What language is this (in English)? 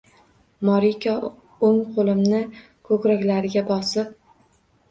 Uzbek